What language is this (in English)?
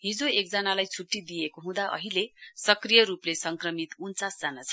Nepali